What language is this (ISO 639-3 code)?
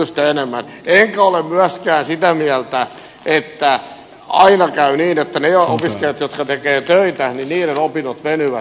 fin